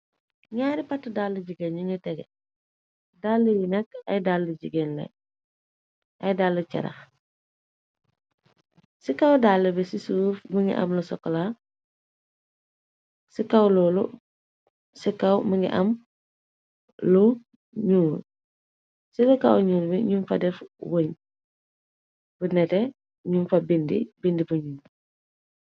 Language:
Wolof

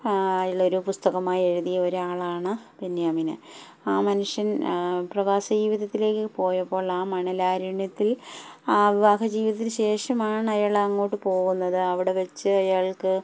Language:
Malayalam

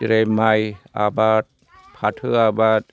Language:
Bodo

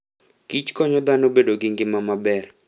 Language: Luo (Kenya and Tanzania)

